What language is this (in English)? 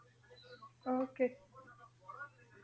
Punjabi